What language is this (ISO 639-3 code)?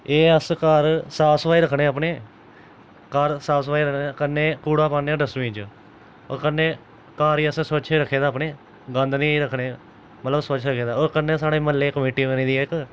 doi